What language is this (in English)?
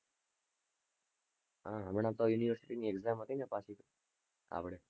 Gujarati